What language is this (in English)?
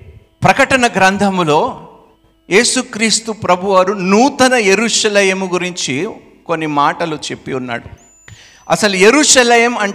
Telugu